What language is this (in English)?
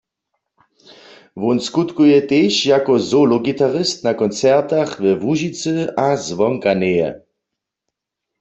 Upper Sorbian